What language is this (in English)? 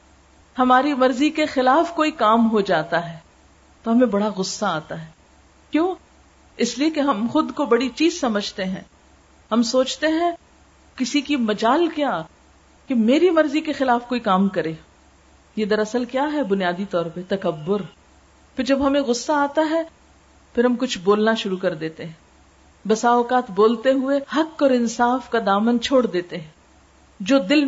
Urdu